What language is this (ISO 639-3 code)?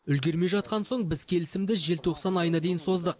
kaz